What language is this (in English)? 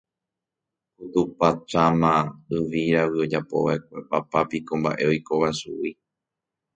Guarani